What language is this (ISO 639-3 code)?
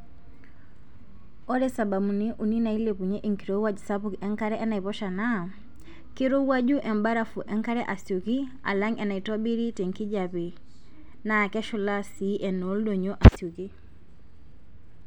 mas